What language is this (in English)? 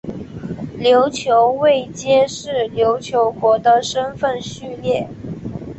Chinese